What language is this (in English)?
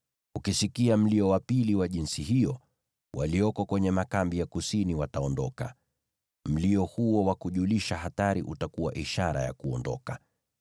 Swahili